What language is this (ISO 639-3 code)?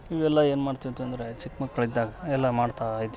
kan